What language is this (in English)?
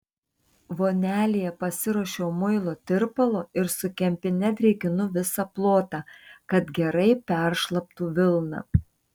Lithuanian